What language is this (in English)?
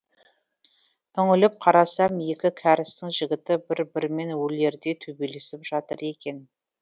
Kazakh